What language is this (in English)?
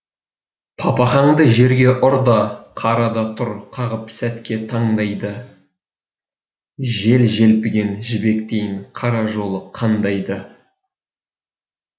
Kazakh